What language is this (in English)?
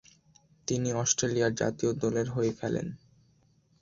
Bangla